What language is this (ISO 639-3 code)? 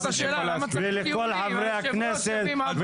heb